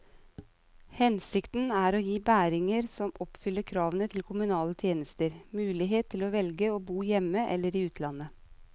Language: Norwegian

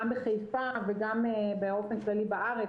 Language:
Hebrew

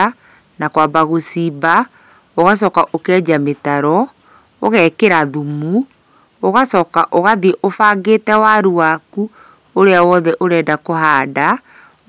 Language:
Kikuyu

